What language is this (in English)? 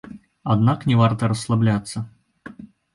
Belarusian